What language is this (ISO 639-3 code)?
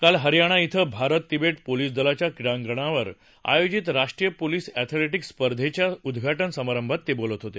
mar